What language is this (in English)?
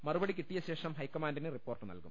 Malayalam